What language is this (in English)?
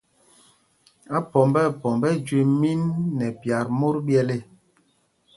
Mpumpong